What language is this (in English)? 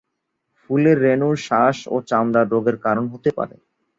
Bangla